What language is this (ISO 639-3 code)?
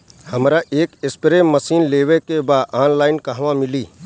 bho